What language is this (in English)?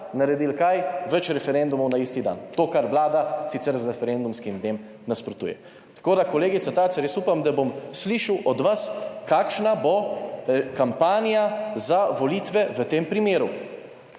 Slovenian